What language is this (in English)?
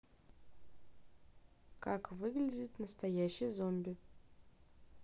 Russian